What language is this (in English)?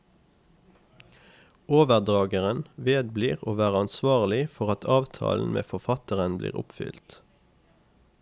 Norwegian